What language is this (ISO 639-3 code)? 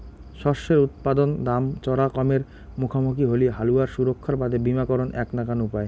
ben